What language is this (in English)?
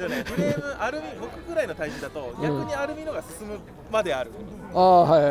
Japanese